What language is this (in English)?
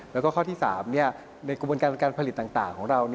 Thai